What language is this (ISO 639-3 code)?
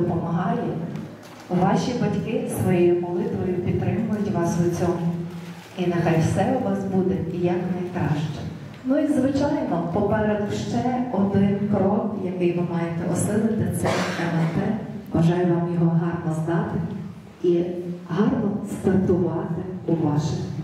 ukr